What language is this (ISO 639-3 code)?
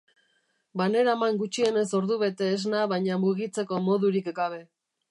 eus